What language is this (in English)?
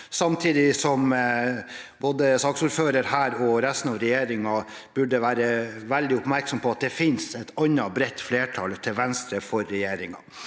Norwegian